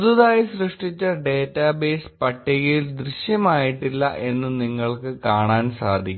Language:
Malayalam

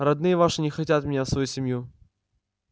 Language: Russian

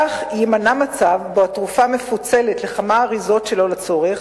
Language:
Hebrew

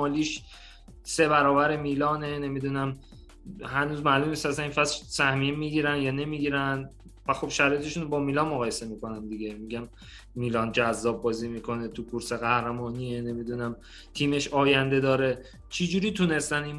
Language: Persian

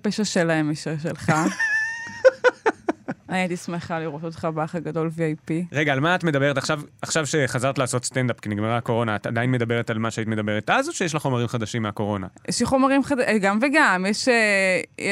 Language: Hebrew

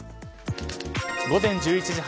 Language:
Japanese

